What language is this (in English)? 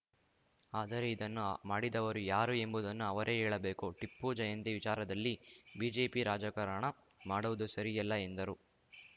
Kannada